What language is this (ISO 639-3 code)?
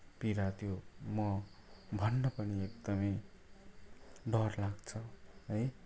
nep